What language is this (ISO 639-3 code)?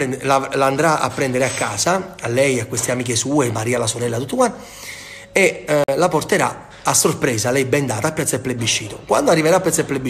ita